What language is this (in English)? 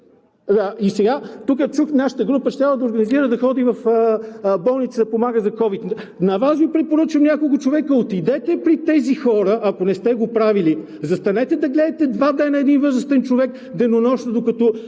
Bulgarian